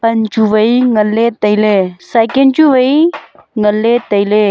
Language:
Wancho Naga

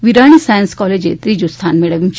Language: Gujarati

